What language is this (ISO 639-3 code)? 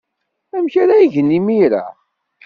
kab